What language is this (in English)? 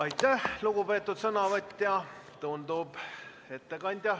Estonian